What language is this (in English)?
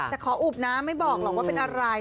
Thai